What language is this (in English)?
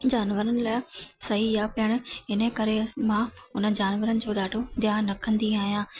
Sindhi